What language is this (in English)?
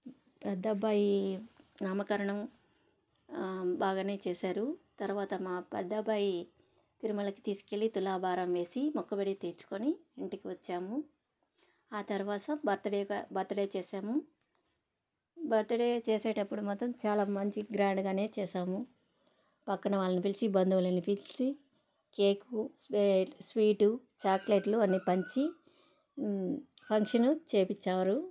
Telugu